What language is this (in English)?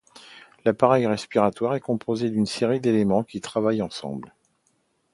French